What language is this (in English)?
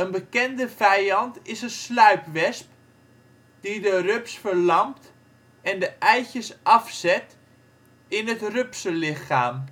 Dutch